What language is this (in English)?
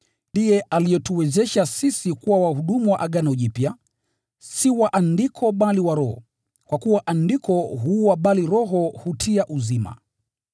Swahili